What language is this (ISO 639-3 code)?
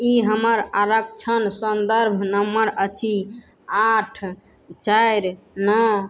mai